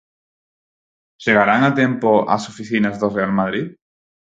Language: Galician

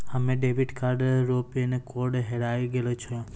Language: Maithili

